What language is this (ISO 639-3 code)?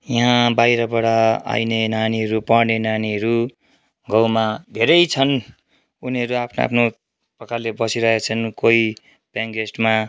nep